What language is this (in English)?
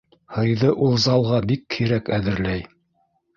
Bashkir